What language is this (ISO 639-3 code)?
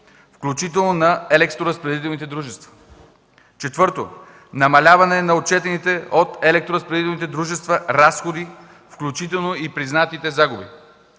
bul